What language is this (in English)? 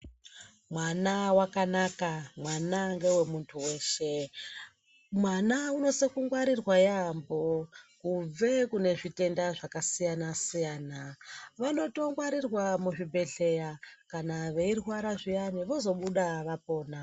Ndau